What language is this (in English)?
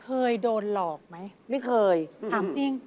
Thai